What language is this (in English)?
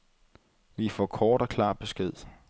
Danish